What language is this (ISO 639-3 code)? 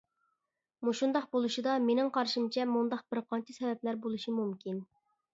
uig